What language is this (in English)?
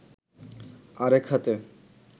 Bangla